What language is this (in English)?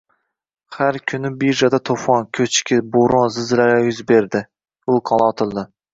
Uzbek